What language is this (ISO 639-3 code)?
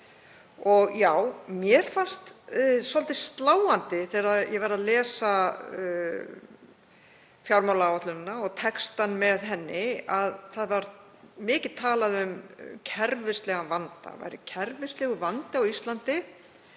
isl